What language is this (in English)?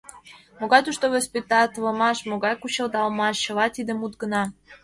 Mari